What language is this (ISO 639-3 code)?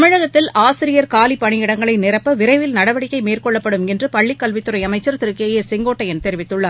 tam